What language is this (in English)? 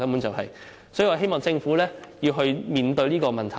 Cantonese